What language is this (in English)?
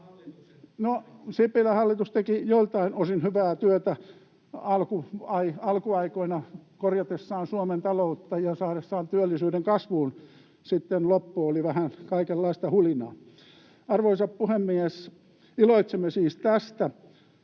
Finnish